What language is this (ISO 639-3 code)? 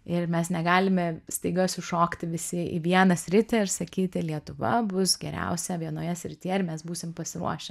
lit